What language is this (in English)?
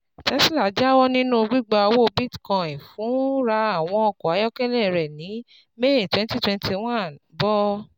Yoruba